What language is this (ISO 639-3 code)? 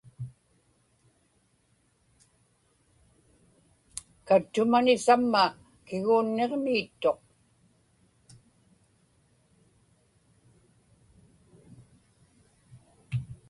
ipk